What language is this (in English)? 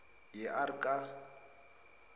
South Ndebele